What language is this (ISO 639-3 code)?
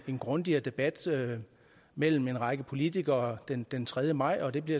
dan